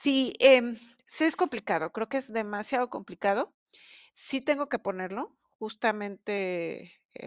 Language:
Spanish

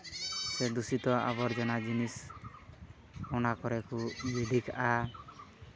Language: Santali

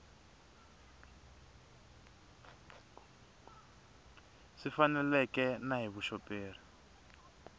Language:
Tsonga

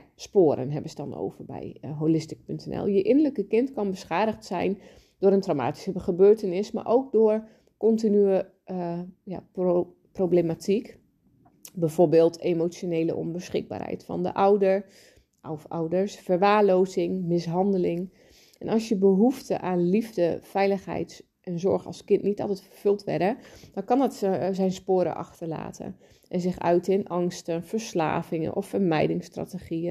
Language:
Dutch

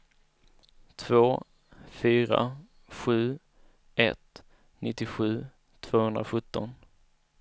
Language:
Swedish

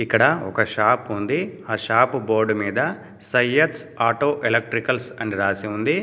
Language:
Telugu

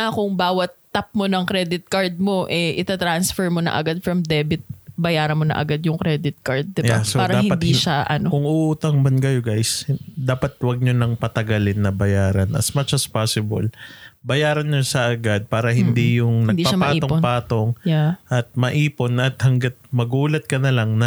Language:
Filipino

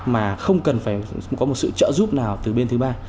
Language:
Vietnamese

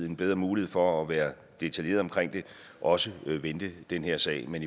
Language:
Danish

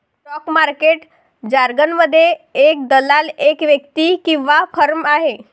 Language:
Marathi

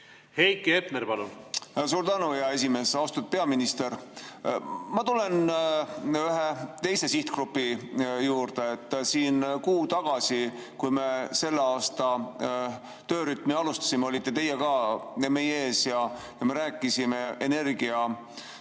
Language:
Estonian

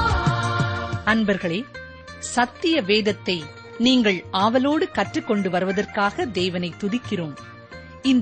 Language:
Tamil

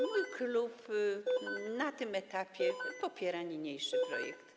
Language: Polish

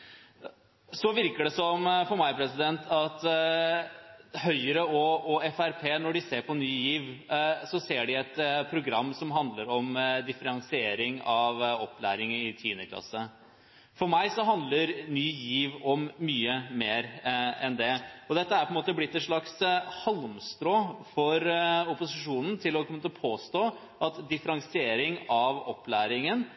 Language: Norwegian Bokmål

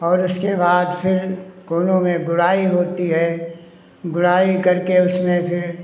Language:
Hindi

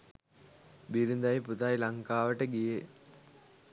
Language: Sinhala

